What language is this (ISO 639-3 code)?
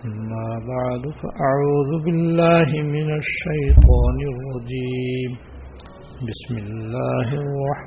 urd